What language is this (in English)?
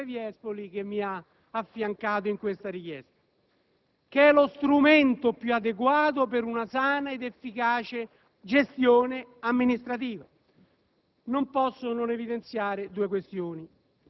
Italian